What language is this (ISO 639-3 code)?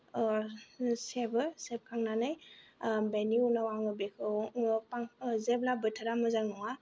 brx